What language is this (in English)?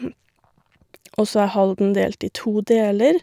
Norwegian